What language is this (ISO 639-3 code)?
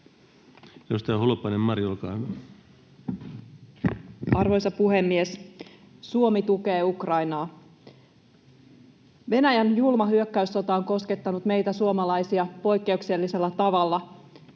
fin